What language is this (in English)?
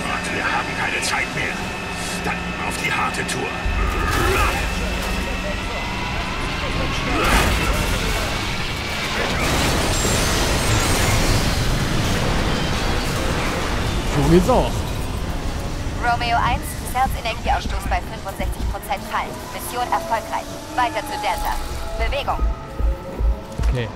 German